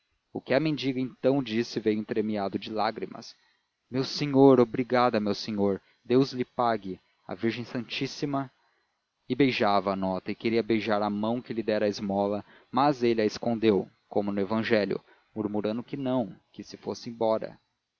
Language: Portuguese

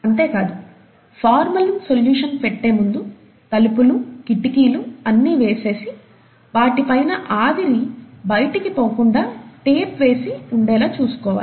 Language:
Telugu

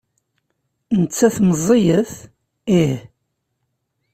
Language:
Kabyle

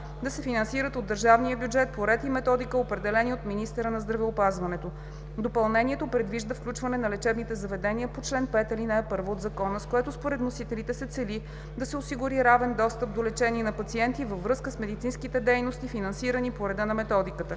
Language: Bulgarian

